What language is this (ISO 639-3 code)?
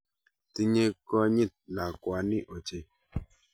kln